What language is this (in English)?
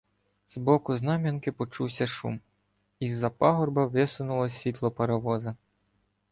Ukrainian